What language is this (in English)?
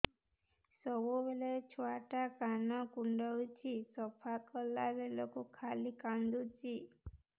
Odia